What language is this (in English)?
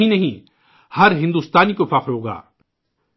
Urdu